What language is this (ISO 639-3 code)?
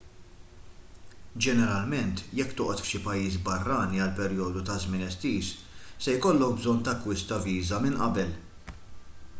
mlt